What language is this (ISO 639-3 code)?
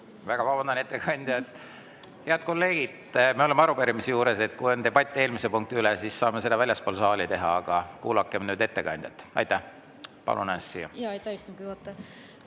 est